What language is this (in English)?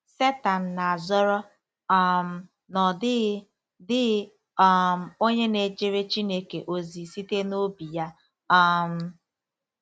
Igbo